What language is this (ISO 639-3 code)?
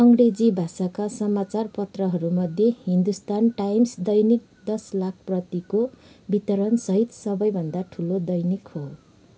nep